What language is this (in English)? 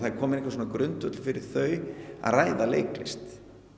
Icelandic